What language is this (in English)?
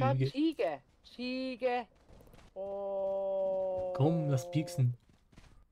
German